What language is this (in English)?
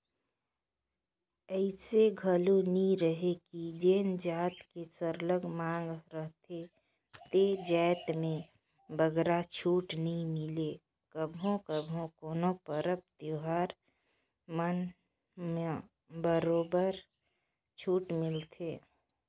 Chhattisgarhi